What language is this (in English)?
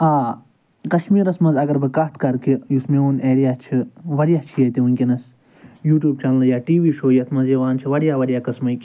Kashmiri